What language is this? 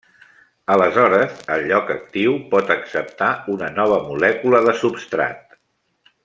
Catalan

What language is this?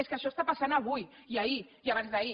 Catalan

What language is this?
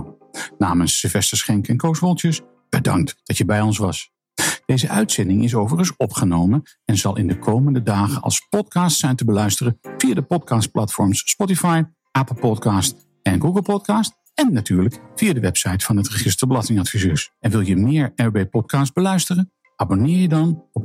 Dutch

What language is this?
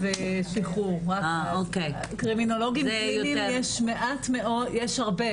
Hebrew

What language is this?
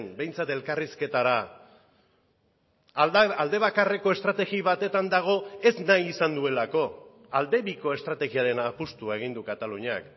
Basque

